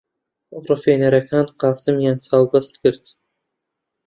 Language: Central Kurdish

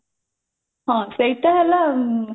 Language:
Odia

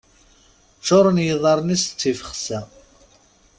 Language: Kabyle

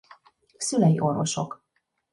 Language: Hungarian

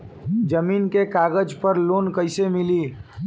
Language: Bhojpuri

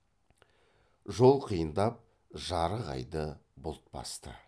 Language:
Kazakh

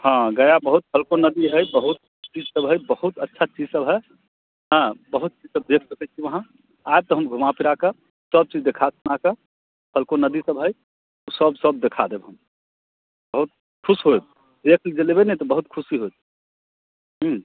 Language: Maithili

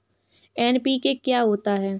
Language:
Hindi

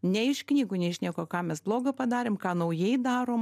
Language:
Lithuanian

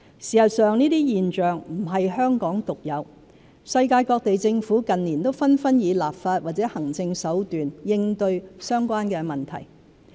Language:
Cantonese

